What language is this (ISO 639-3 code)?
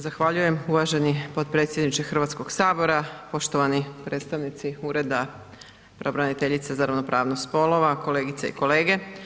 hrv